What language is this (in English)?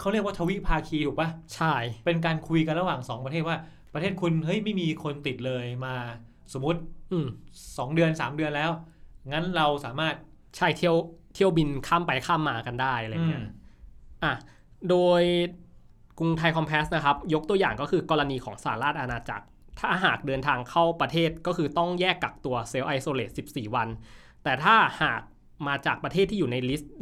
Thai